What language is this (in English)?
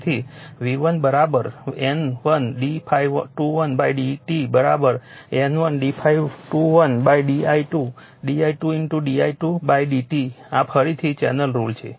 Gujarati